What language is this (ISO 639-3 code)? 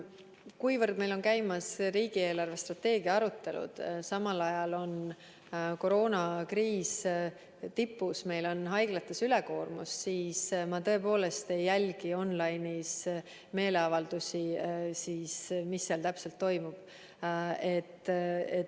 est